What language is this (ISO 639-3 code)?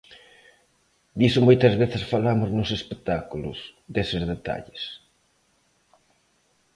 glg